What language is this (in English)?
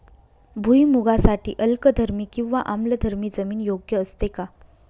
Marathi